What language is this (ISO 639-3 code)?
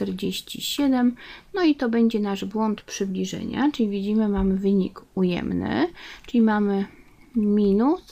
pol